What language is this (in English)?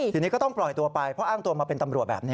Thai